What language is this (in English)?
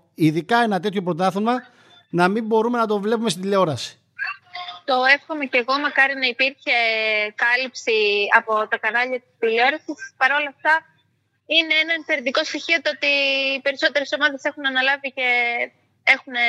Greek